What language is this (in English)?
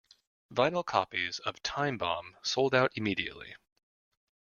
English